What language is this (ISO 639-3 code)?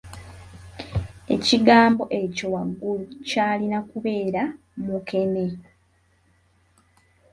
lug